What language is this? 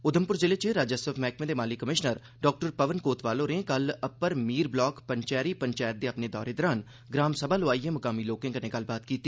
Dogri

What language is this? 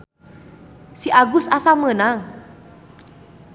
Sundanese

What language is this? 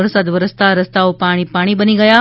Gujarati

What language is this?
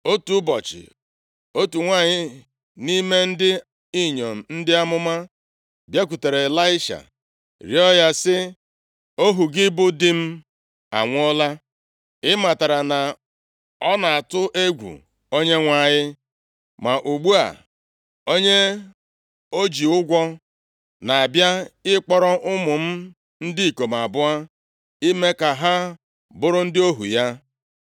Igbo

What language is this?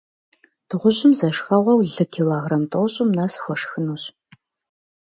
Kabardian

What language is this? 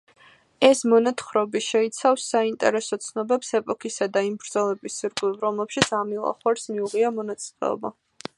Georgian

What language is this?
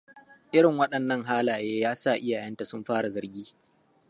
Hausa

